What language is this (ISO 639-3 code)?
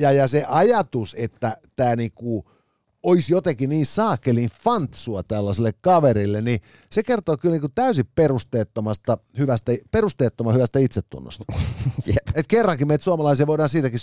fin